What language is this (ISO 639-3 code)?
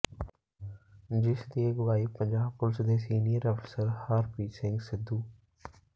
pan